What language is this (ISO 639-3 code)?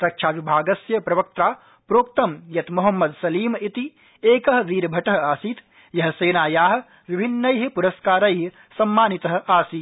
san